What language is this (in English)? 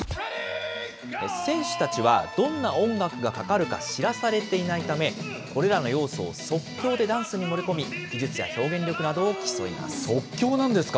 Japanese